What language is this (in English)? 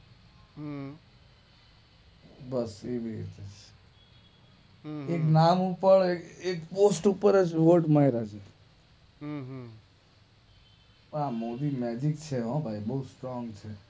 Gujarati